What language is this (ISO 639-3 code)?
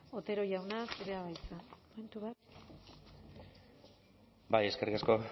eus